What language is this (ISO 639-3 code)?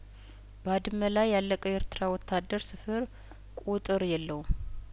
amh